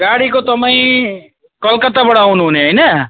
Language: Nepali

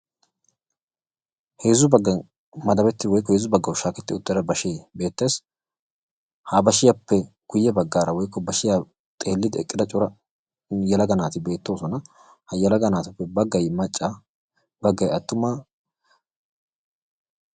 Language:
Wolaytta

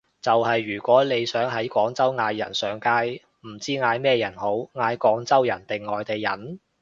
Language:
Cantonese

